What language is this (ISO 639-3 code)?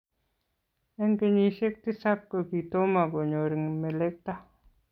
kln